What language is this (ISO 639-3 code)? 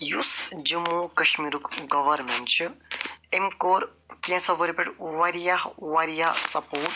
kas